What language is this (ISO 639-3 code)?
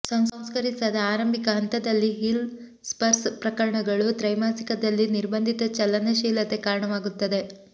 kan